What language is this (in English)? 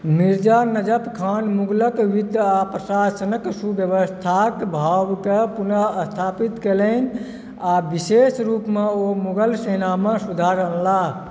Maithili